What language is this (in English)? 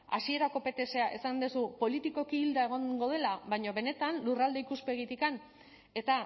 Basque